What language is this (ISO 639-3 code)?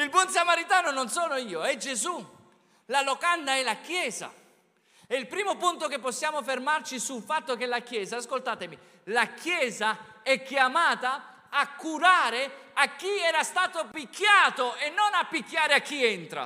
ita